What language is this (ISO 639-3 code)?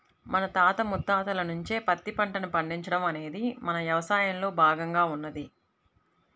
tel